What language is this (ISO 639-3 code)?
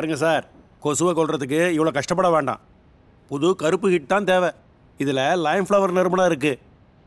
pol